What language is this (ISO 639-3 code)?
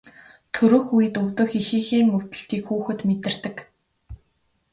mon